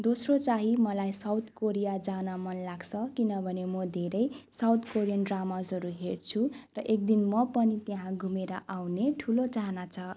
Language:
Nepali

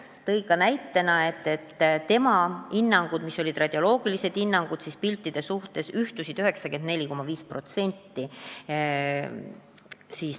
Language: Estonian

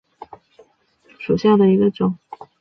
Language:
Chinese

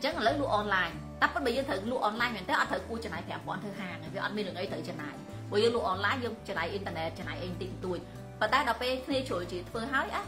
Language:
Vietnamese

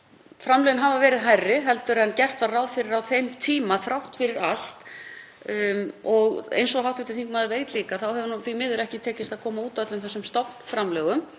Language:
Icelandic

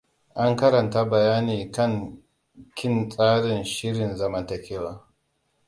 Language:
Hausa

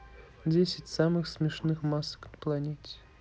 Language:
Russian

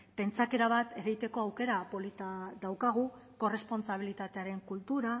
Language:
Basque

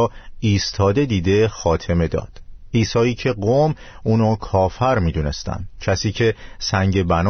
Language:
Persian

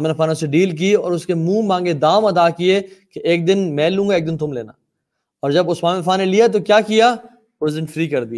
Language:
Urdu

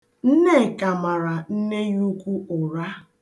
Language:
Igbo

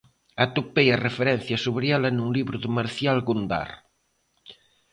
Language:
Galician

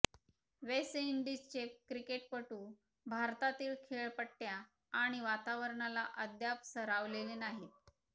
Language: Marathi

